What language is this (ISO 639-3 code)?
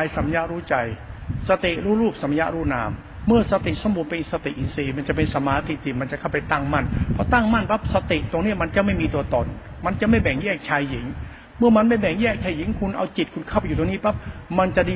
tha